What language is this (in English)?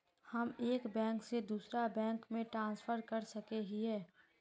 Magahi